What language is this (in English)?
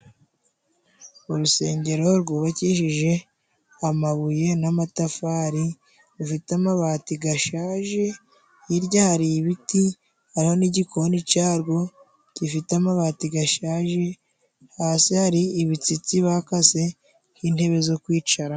Kinyarwanda